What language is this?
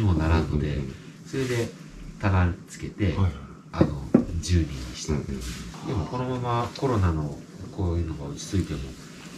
Japanese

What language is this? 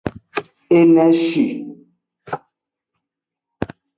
Aja (Benin)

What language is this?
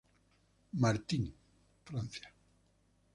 Spanish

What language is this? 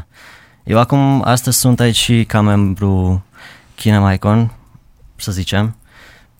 Romanian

